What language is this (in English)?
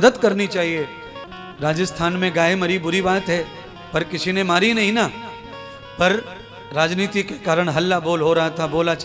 Hindi